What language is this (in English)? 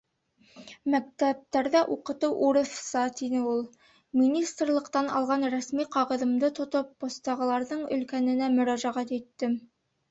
Bashkir